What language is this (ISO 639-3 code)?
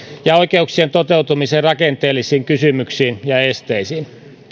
fin